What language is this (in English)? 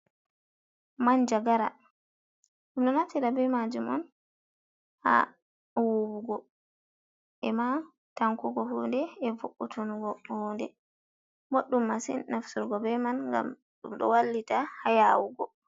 Fula